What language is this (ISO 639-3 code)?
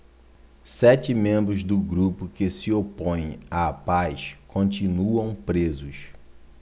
por